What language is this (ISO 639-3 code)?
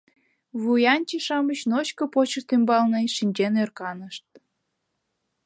chm